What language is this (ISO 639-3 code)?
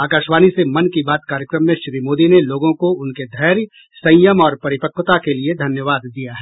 hin